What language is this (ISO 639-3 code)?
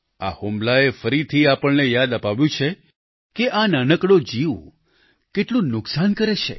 guj